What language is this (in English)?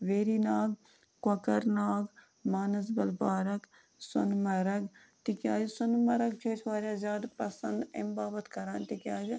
Kashmiri